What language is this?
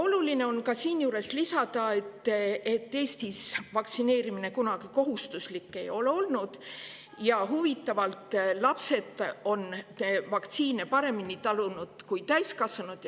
Estonian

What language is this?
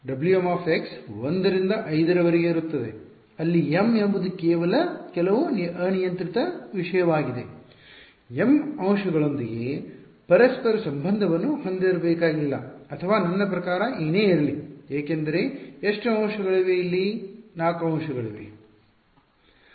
Kannada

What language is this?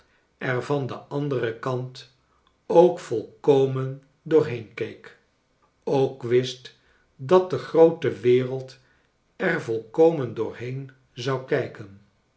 Dutch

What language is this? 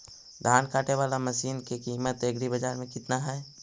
Magahi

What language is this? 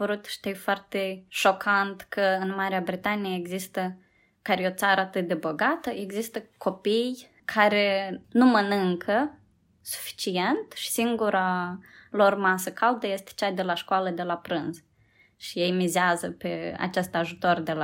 Romanian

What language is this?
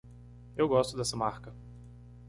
Portuguese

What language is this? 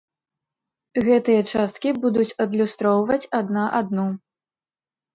Belarusian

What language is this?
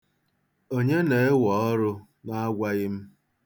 Igbo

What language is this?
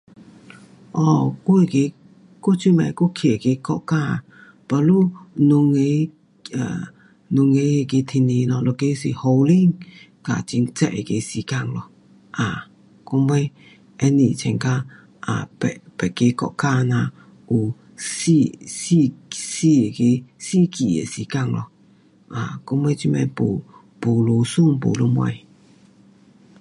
Pu-Xian Chinese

